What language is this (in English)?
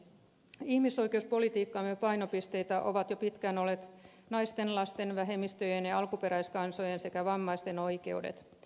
Finnish